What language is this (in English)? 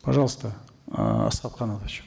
Kazakh